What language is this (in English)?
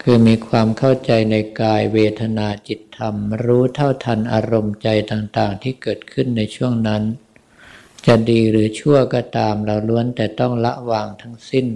Thai